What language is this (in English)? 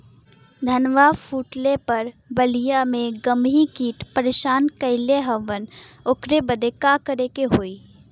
Bhojpuri